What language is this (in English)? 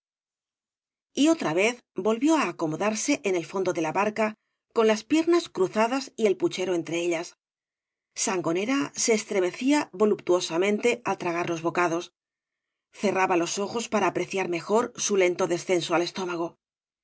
Spanish